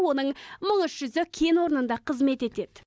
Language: Kazakh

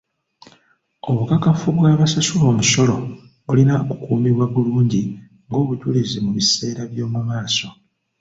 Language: Ganda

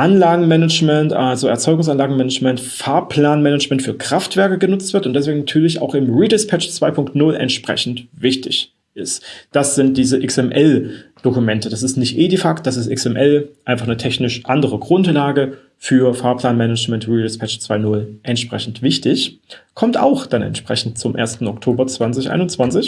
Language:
German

